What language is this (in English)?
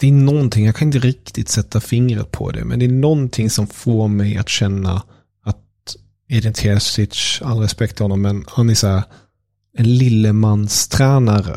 Swedish